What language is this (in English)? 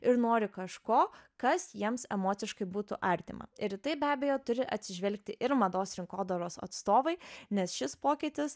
Lithuanian